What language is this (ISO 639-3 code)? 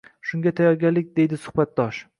uzb